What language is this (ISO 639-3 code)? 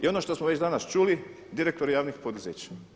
hrv